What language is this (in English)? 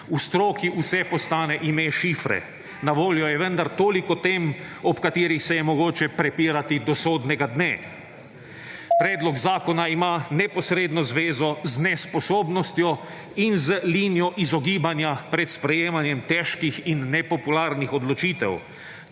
Slovenian